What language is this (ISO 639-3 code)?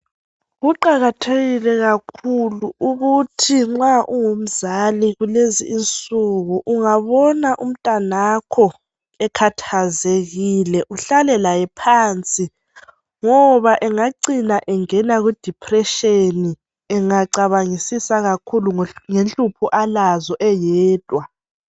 nde